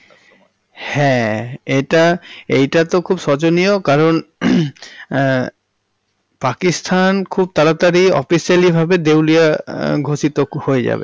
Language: Bangla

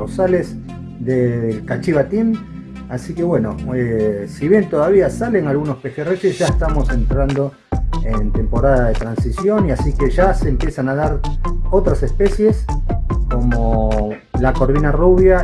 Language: Spanish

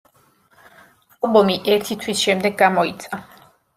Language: Georgian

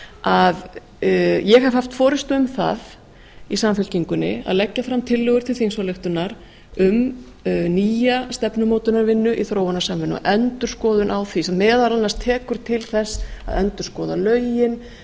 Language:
Icelandic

